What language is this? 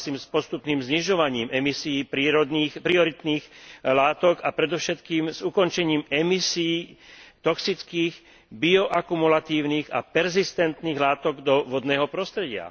Slovak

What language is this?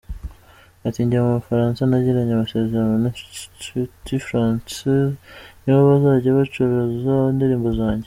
Kinyarwanda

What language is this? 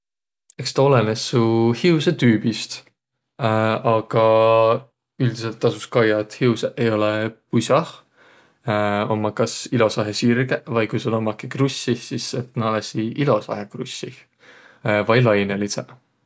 Võro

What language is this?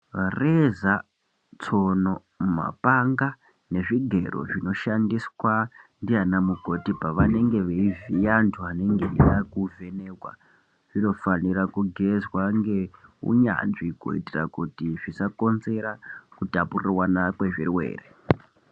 Ndau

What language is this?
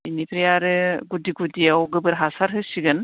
Bodo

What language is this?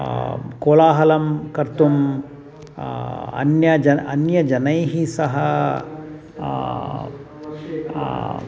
Sanskrit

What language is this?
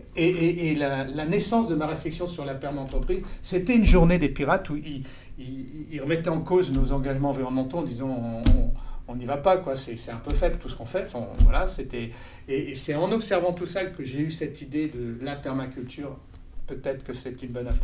French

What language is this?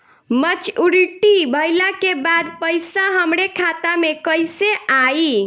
Bhojpuri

